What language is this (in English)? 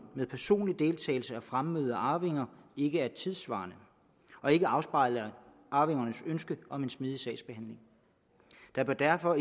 Danish